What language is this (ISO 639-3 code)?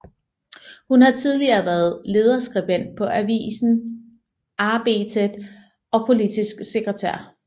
dan